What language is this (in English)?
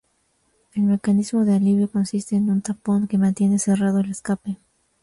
Spanish